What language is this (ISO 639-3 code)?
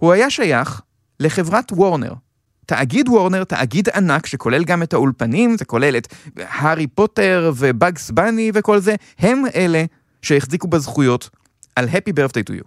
heb